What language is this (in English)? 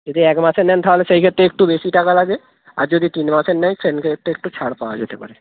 Bangla